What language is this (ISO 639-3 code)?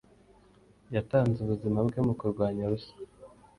kin